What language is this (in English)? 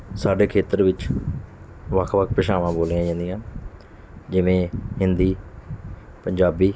Punjabi